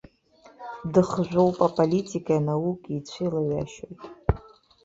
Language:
Abkhazian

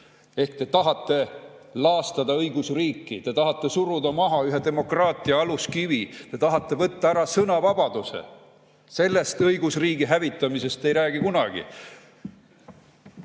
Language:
Estonian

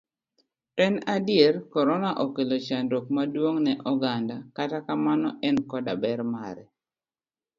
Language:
Luo (Kenya and Tanzania)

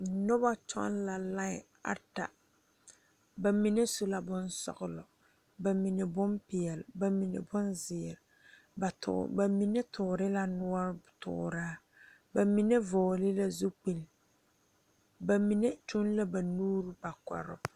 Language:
Southern Dagaare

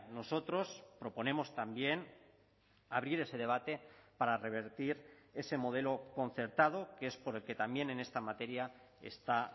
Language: Spanish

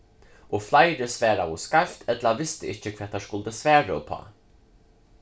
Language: Faroese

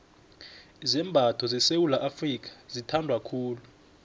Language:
South Ndebele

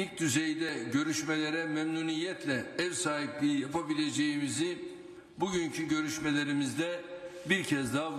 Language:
Turkish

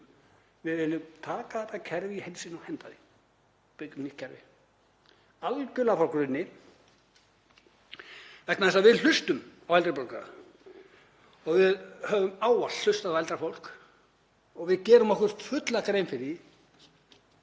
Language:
Icelandic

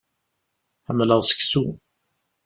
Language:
Kabyle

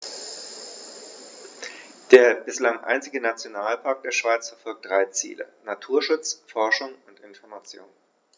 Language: German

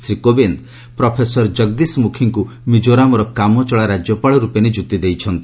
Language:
Odia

